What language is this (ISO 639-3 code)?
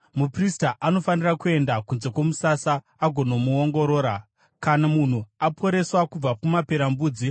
sna